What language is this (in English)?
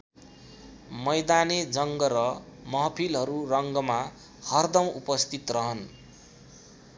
Nepali